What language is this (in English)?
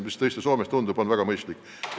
Estonian